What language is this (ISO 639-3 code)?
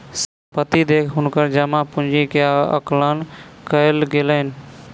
mai